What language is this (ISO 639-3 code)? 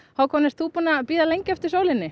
isl